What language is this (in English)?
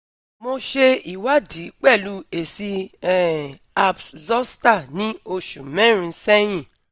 Yoruba